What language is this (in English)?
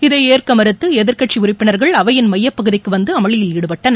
Tamil